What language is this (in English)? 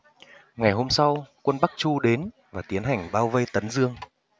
Vietnamese